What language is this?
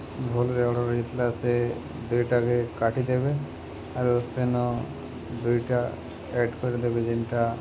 Odia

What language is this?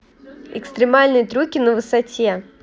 Russian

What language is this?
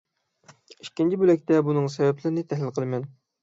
Uyghur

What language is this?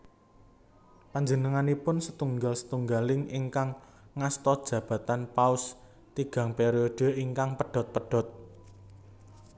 Javanese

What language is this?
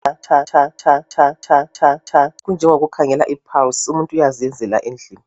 North Ndebele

